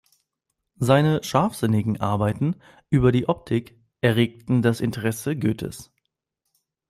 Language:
German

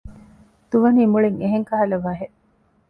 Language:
Divehi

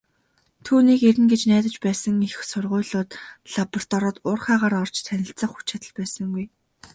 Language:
Mongolian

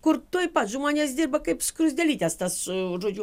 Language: Lithuanian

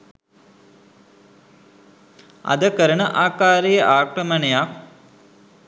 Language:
Sinhala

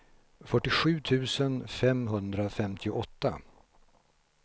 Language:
Swedish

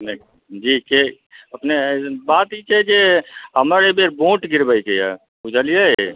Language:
Maithili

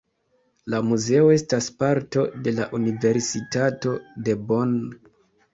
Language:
Esperanto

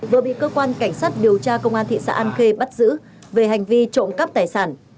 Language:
Vietnamese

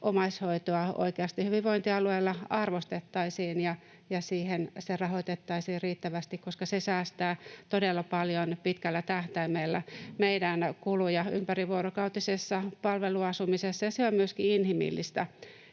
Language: Finnish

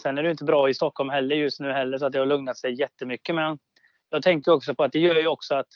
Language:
Swedish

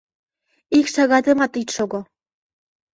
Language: Mari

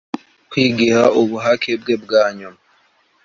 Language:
Kinyarwanda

